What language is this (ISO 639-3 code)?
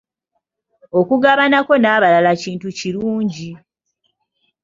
lug